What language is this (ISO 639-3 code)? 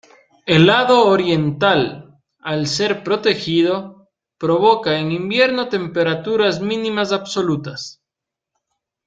spa